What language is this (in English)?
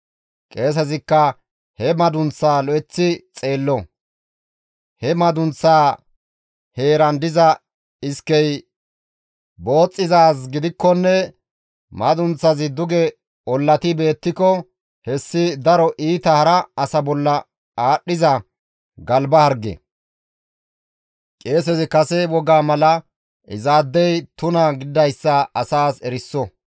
Gamo